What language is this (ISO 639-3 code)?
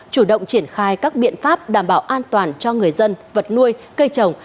vie